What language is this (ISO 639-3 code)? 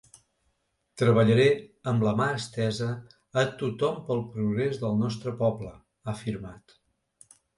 cat